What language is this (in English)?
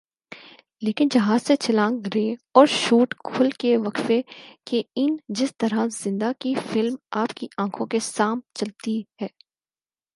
Urdu